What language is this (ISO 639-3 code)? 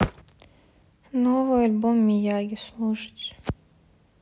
rus